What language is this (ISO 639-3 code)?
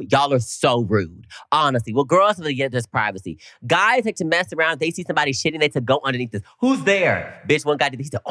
eng